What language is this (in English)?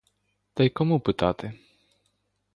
Ukrainian